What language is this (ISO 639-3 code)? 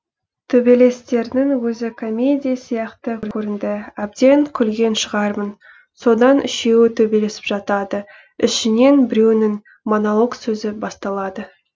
kaz